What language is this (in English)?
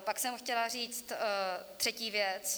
Czech